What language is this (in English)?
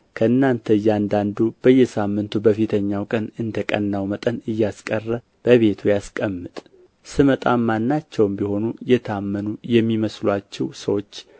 Amharic